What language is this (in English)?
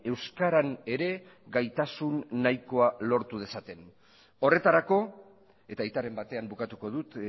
Basque